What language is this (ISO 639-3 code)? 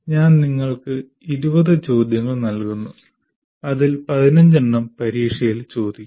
mal